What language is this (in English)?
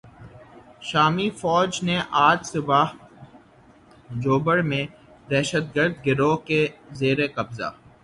Urdu